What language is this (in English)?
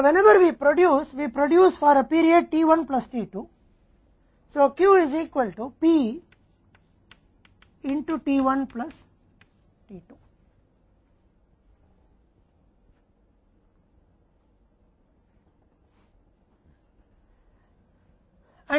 Hindi